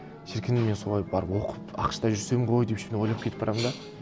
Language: Kazakh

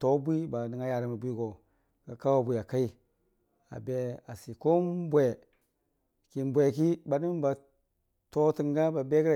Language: Dijim-Bwilim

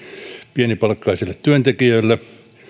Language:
Finnish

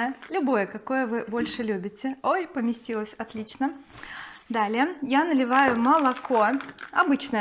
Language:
Russian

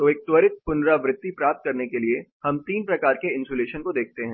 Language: Hindi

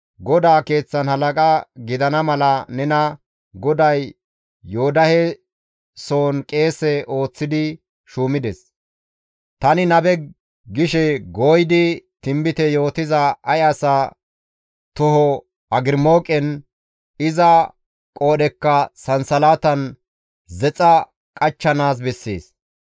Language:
Gamo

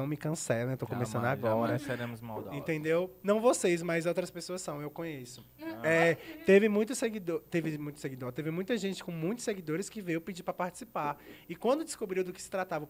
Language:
Portuguese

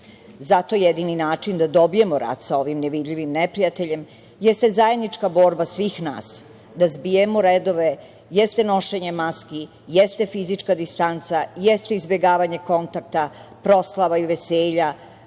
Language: Serbian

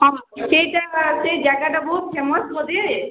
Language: Odia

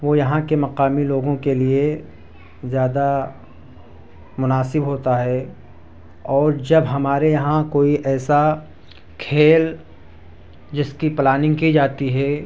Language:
Urdu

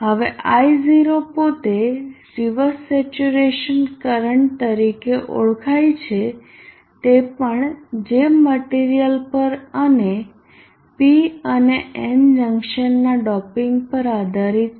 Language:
Gujarati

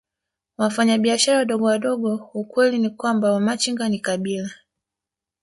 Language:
Swahili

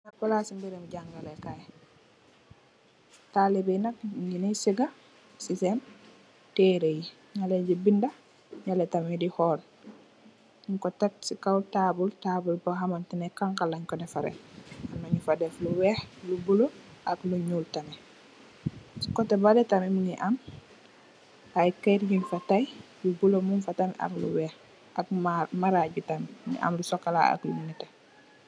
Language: Wolof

